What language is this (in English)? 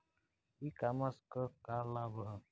Bhojpuri